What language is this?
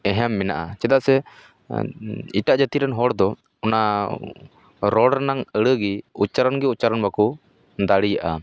Santali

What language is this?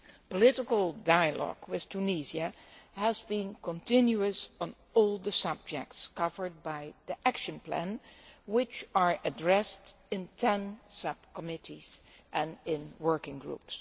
English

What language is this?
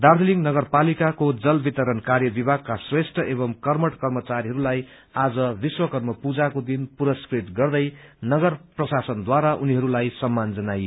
Nepali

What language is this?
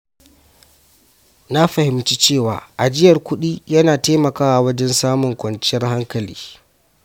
Hausa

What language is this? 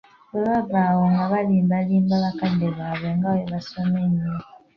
Ganda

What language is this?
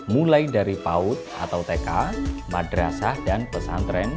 Indonesian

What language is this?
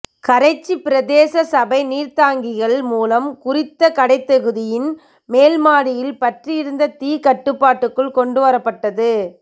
Tamil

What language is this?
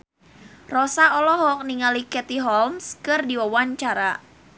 Sundanese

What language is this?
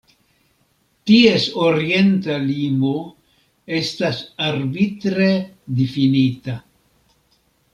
Esperanto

